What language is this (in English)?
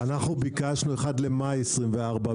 Hebrew